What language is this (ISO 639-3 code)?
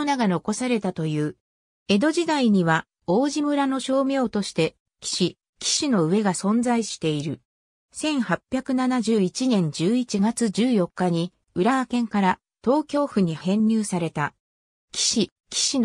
jpn